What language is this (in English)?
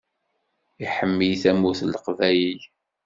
Kabyle